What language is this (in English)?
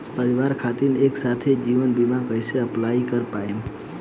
Bhojpuri